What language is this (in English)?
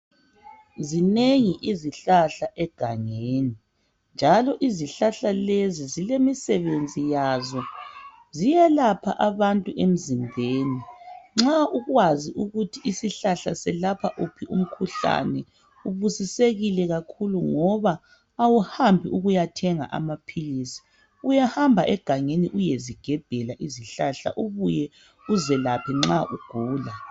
North Ndebele